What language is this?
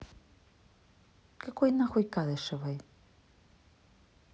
Russian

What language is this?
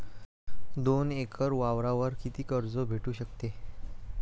Marathi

